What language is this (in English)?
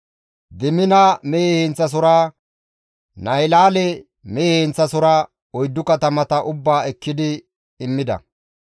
Gamo